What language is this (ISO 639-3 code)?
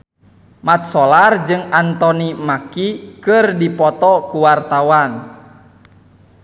sun